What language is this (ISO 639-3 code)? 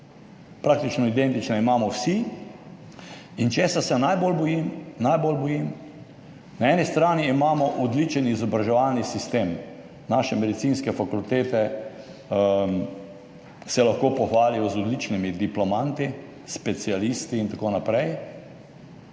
slv